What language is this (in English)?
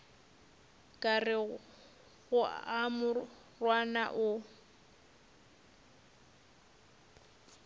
Northern Sotho